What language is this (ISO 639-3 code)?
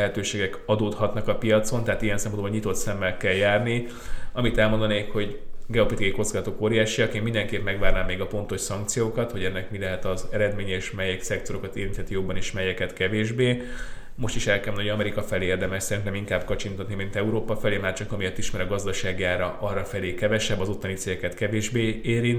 hun